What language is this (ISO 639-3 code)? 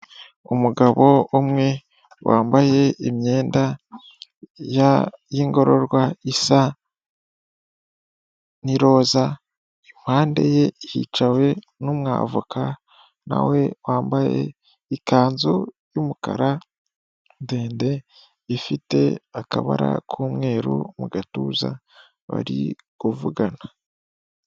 kin